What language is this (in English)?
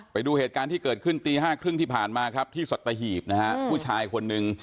Thai